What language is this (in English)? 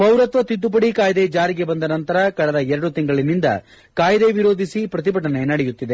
Kannada